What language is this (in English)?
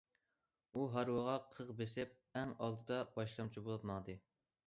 Uyghur